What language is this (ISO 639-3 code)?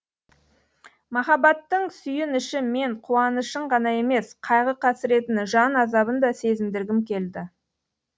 kaz